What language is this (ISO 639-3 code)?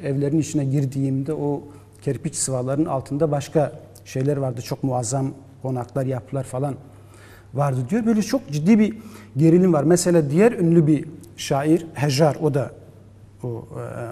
tur